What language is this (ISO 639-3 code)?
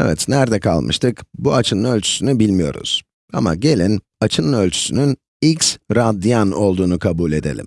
tur